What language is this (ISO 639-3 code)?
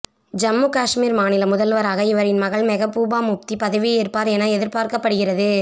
tam